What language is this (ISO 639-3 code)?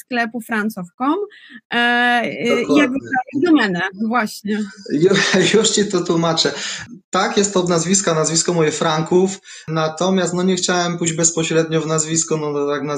pol